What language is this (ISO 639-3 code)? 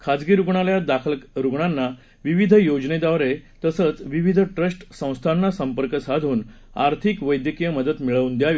mar